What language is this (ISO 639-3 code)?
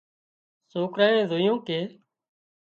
kxp